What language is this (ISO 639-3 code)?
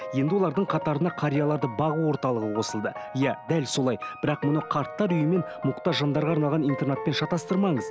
kaz